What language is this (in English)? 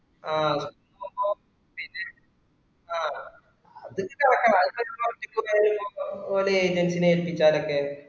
Malayalam